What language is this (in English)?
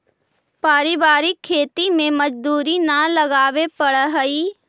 Magahi